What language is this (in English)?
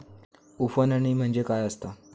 Marathi